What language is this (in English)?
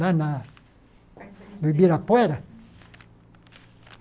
Portuguese